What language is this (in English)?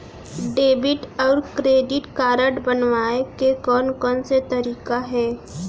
Chhattisgarhi